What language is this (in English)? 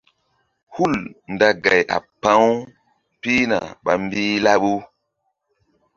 Mbum